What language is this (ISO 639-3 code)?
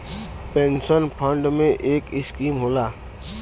bho